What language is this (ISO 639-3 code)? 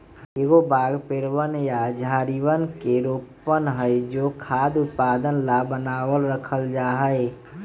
mag